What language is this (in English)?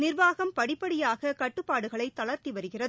Tamil